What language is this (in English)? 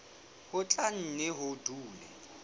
Southern Sotho